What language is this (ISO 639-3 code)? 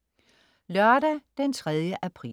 dan